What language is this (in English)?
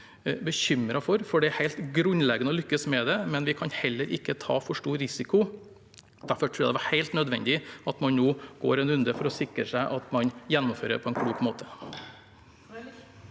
Norwegian